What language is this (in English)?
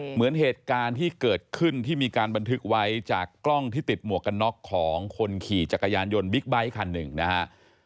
Thai